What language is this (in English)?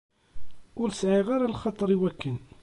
Kabyle